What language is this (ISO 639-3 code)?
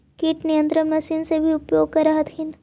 mag